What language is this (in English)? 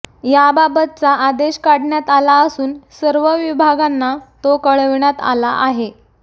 Marathi